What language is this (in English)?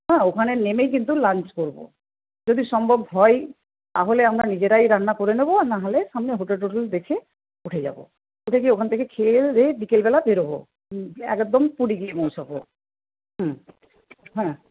Bangla